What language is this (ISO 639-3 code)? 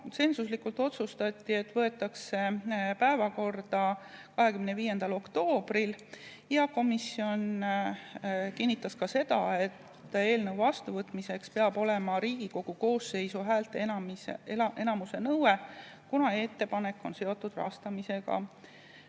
est